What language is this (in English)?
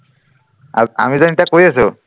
Assamese